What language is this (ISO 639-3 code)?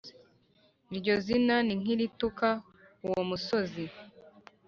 kin